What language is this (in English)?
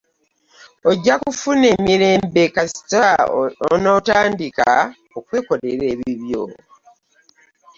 Ganda